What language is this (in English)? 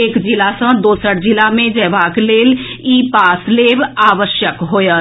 Maithili